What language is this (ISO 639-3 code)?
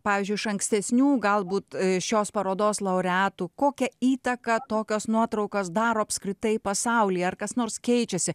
lit